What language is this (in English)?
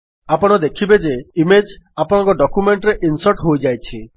Odia